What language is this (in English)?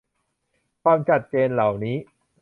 Thai